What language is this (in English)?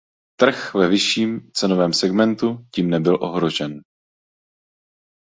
Czech